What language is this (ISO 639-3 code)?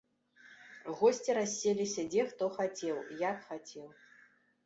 bel